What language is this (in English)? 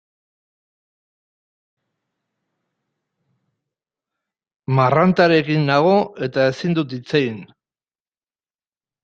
Basque